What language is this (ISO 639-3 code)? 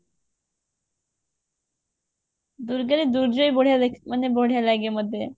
ori